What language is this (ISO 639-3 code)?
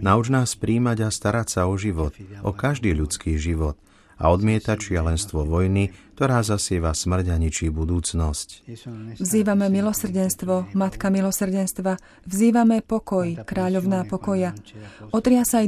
slk